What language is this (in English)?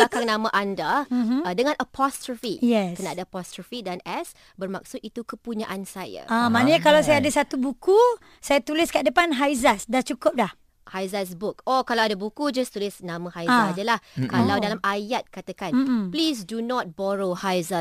Malay